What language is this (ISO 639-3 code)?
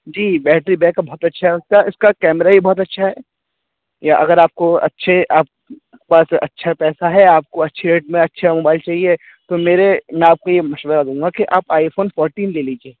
urd